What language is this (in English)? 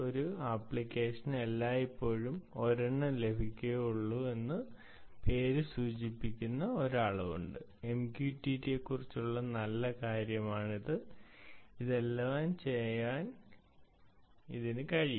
Malayalam